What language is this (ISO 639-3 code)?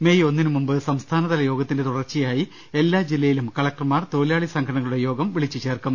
mal